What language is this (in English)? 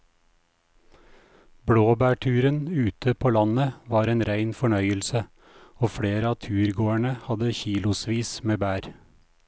Norwegian